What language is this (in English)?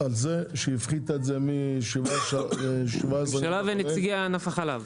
Hebrew